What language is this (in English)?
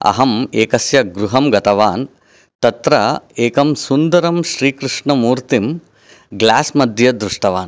Sanskrit